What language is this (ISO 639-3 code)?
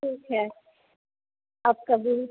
hin